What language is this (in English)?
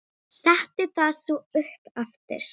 Icelandic